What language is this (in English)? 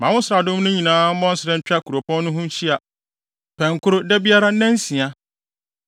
Akan